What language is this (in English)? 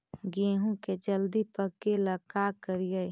Magahi